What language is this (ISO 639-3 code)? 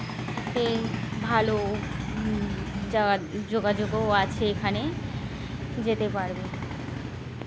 ben